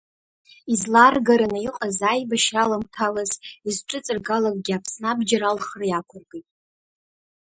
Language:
Abkhazian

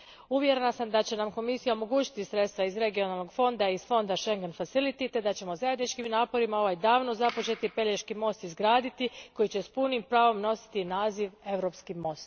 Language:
Croatian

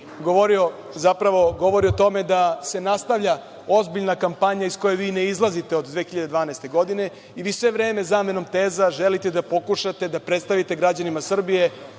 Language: Serbian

